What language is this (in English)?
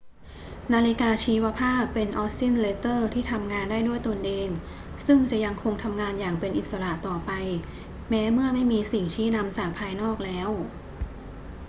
Thai